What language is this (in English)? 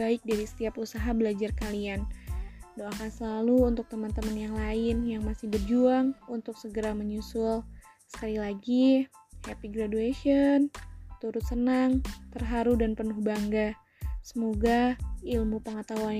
Indonesian